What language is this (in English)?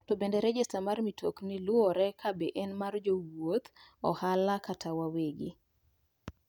Luo (Kenya and Tanzania)